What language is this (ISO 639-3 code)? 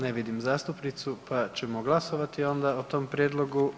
hrv